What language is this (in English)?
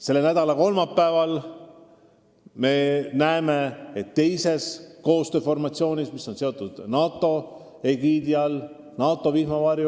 Estonian